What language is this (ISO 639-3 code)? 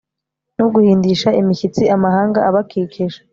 kin